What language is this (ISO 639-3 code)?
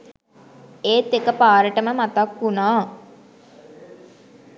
sin